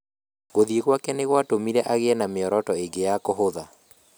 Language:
Kikuyu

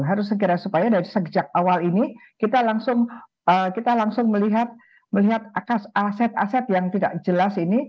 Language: Indonesian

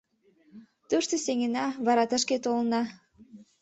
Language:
Mari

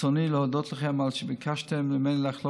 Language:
Hebrew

